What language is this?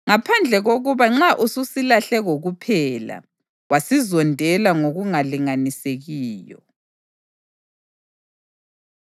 North Ndebele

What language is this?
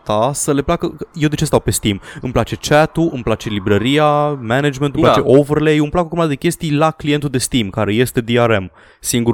Romanian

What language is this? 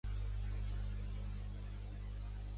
Catalan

